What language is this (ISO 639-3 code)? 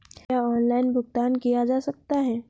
hin